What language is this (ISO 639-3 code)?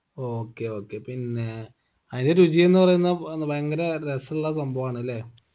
mal